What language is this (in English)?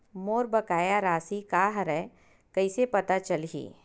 Chhattisgarhi